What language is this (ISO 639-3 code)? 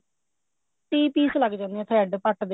pan